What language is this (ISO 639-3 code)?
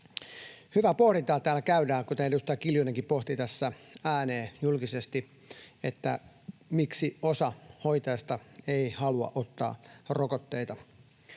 fin